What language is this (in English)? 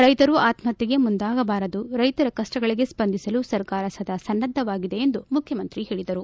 Kannada